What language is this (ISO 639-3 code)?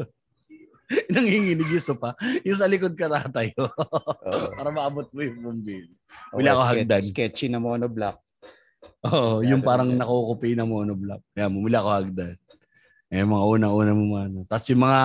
fil